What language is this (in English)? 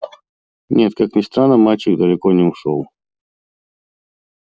Russian